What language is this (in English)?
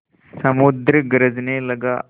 Hindi